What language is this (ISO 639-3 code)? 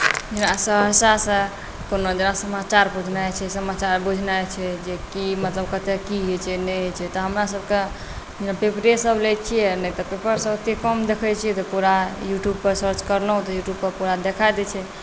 mai